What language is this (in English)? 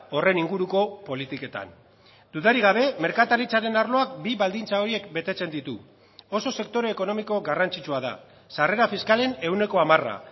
Basque